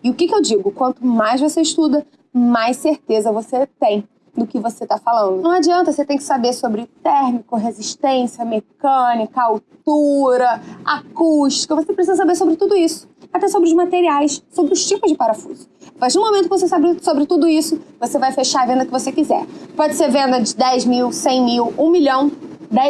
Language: Portuguese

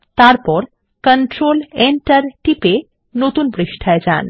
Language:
Bangla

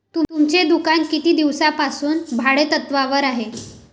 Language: Marathi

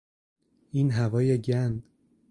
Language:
Persian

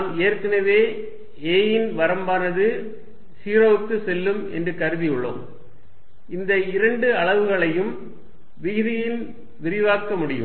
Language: Tamil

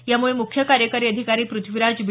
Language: Marathi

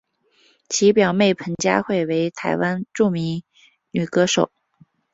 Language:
Chinese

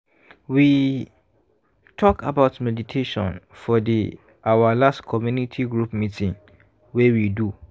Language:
Nigerian Pidgin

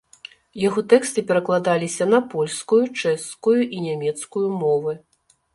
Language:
Belarusian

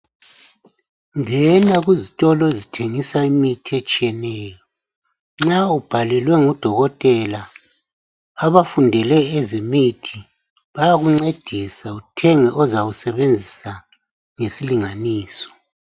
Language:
North Ndebele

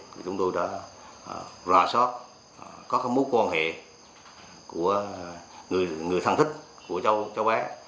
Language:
Vietnamese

